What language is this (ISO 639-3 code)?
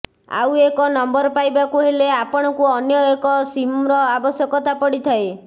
ori